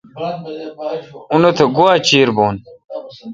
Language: Kalkoti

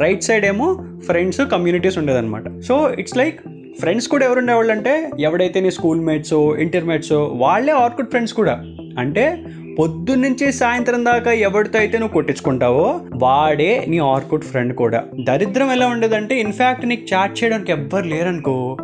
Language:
Telugu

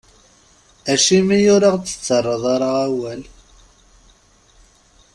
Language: Kabyle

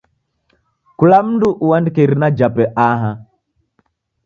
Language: Taita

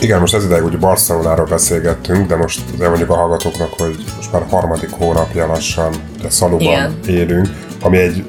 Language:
Hungarian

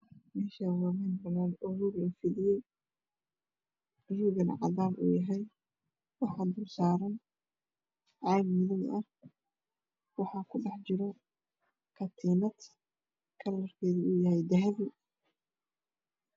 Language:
Somali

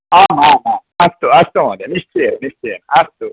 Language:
Sanskrit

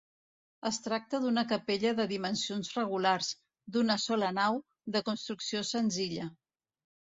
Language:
Catalan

